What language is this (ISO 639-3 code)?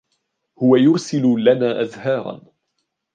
ara